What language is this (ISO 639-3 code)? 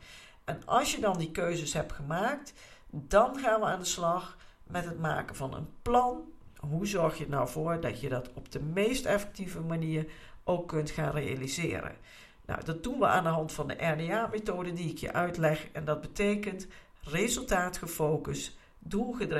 nld